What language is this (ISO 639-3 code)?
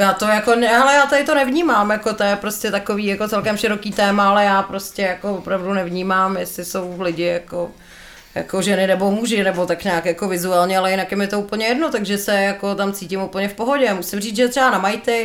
ces